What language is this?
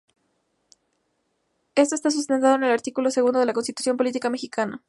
Spanish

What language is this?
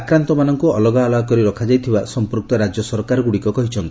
Odia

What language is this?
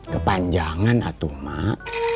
Indonesian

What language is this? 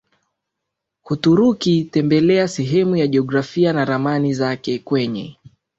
Swahili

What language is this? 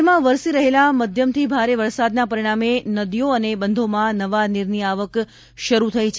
Gujarati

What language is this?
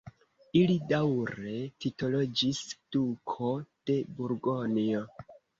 Esperanto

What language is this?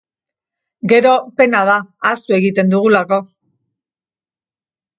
Basque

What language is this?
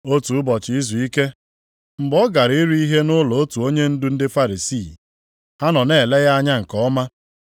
Igbo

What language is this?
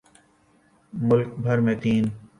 Urdu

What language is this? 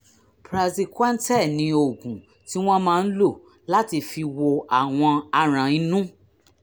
Yoruba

